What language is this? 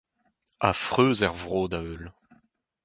Breton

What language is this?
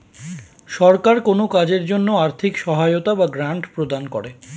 Bangla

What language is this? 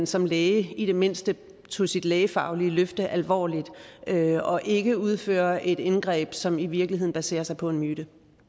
Danish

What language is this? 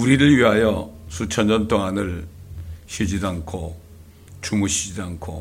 Korean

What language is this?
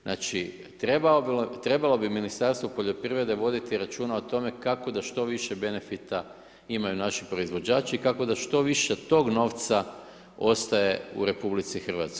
Croatian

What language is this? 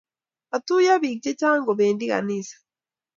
Kalenjin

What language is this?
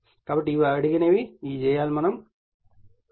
Telugu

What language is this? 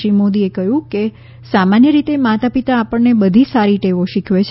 Gujarati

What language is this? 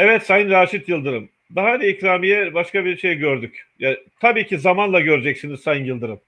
Turkish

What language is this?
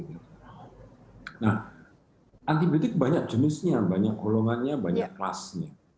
Indonesian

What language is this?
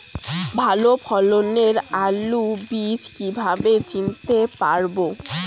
Bangla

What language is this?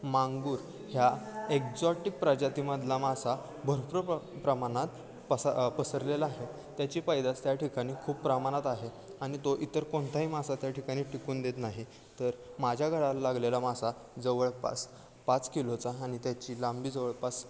Marathi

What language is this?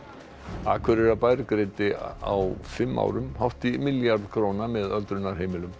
Icelandic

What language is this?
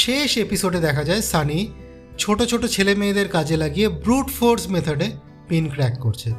Bangla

